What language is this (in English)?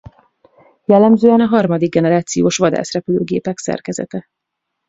Hungarian